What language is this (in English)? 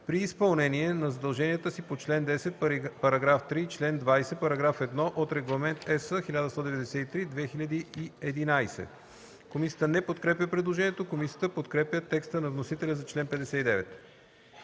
Bulgarian